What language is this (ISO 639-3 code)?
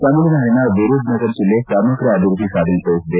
kan